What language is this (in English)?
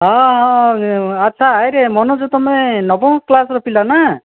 Odia